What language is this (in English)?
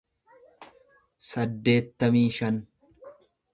Oromo